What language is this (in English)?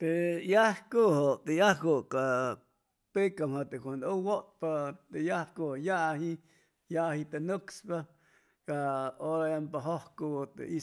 Chimalapa Zoque